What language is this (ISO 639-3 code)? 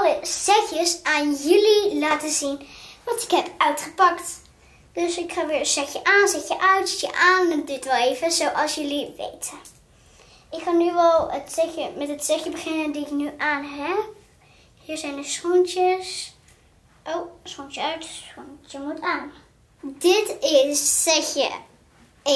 nld